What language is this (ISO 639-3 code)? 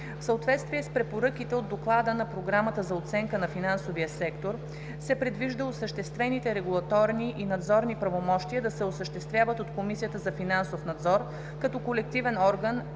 bul